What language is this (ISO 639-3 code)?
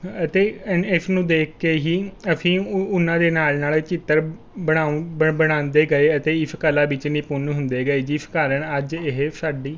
pan